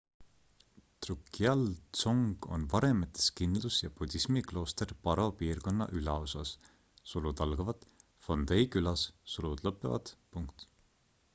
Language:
Estonian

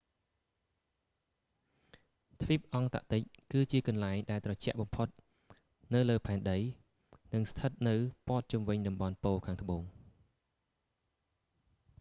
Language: Khmer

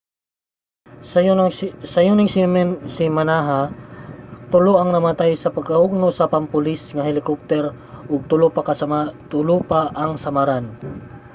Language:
Cebuano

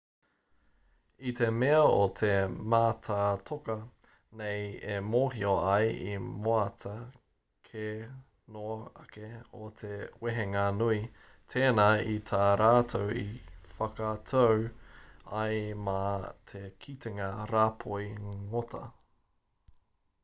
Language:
Māori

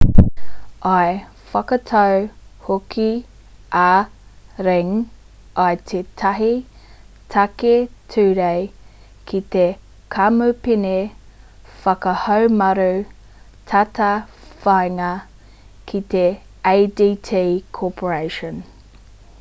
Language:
Māori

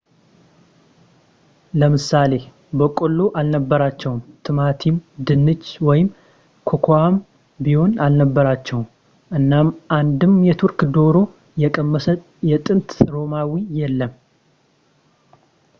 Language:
Amharic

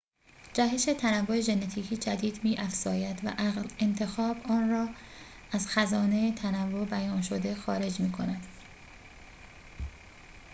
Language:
Persian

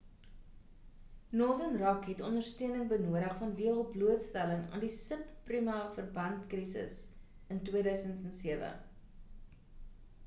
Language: Afrikaans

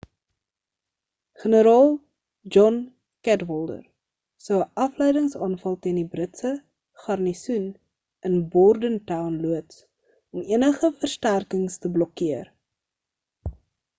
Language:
Afrikaans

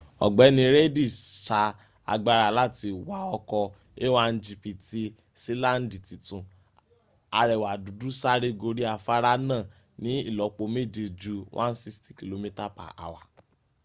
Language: Yoruba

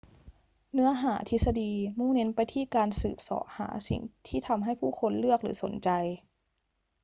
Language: Thai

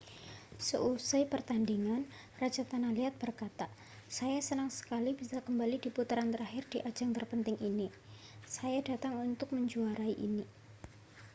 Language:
Indonesian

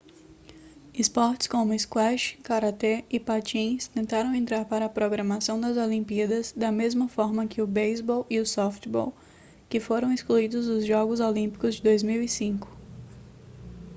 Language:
Portuguese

